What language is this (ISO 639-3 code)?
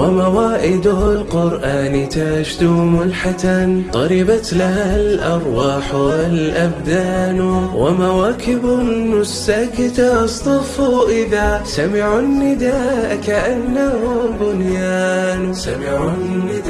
ara